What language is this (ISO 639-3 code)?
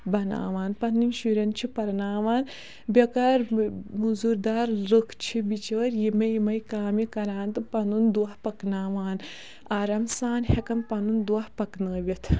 kas